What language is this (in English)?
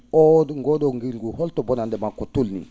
Fula